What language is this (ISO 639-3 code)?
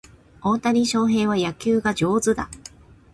jpn